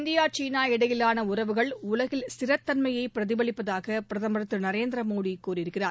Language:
Tamil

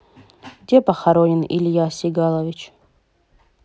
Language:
Russian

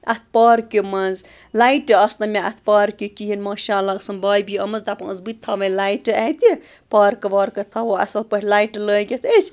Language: Kashmiri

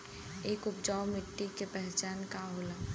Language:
Bhojpuri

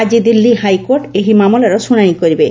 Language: Odia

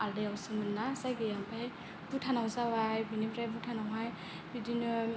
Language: Bodo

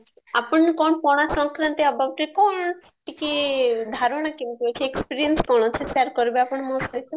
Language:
Odia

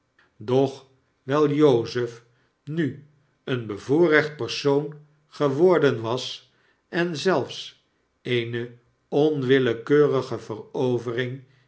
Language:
Dutch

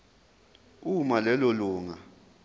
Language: Zulu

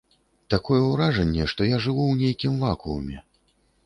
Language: Belarusian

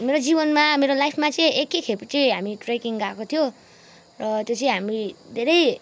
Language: Nepali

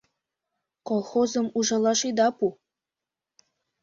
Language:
Mari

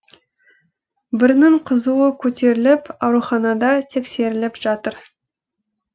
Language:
Kazakh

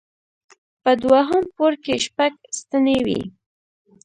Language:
Pashto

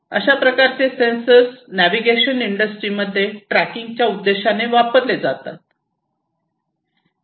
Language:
Marathi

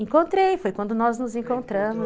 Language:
Portuguese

